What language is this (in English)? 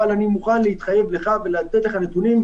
Hebrew